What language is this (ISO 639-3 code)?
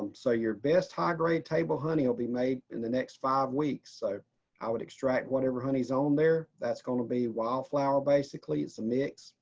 eng